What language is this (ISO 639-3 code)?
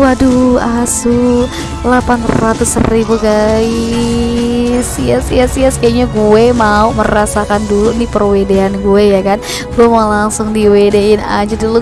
ind